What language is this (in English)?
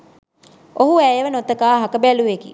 Sinhala